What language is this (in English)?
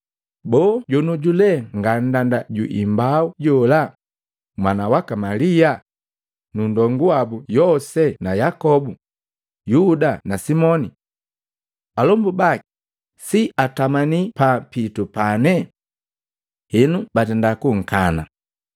Matengo